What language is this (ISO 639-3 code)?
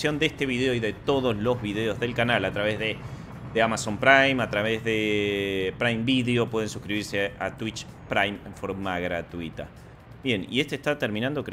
spa